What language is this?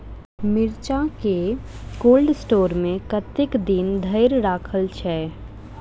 Maithili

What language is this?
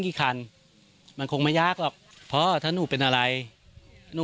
Thai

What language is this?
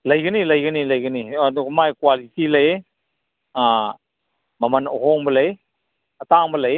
Manipuri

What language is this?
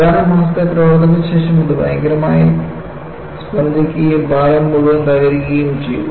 Malayalam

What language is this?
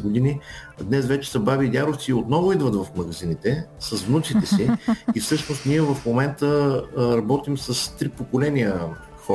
Bulgarian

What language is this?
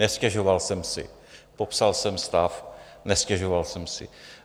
Czech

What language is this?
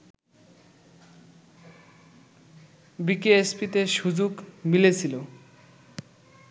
Bangla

